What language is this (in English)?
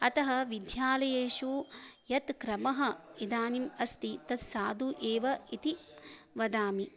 Sanskrit